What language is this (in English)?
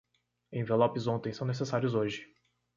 Portuguese